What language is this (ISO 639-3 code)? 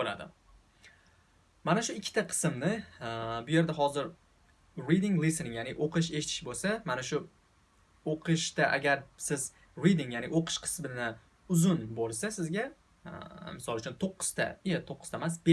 tur